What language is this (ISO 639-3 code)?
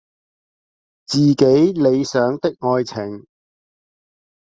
zho